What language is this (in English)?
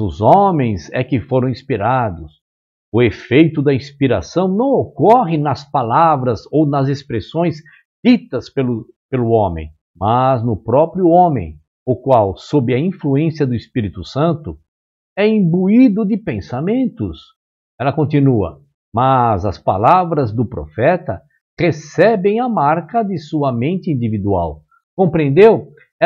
Portuguese